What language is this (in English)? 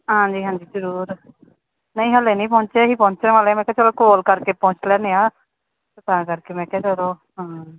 Punjabi